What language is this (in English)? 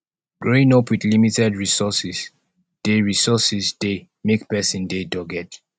Nigerian Pidgin